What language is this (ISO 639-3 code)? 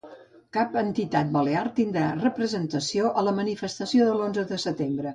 cat